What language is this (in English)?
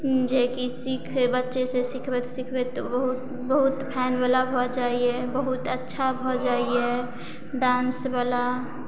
Maithili